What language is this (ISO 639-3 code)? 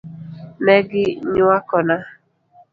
luo